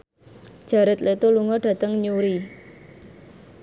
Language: Javanese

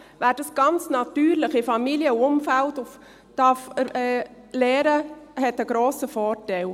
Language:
Swiss German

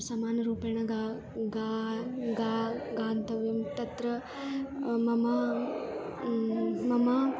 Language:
Sanskrit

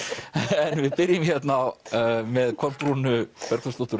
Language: Icelandic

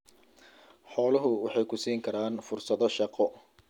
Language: Somali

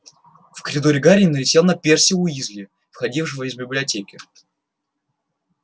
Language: Russian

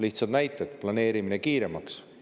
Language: Estonian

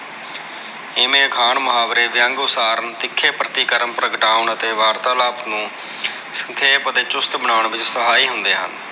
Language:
Punjabi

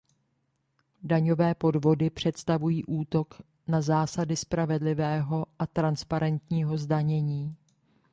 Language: Czech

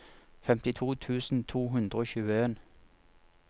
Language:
Norwegian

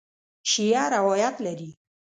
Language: Pashto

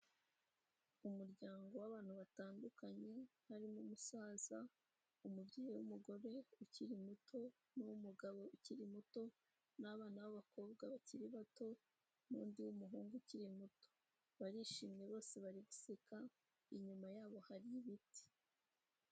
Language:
Kinyarwanda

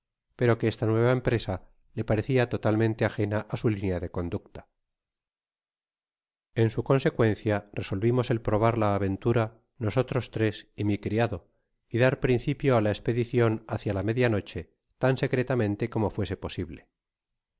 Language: Spanish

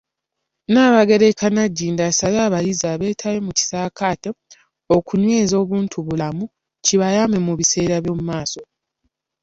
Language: Ganda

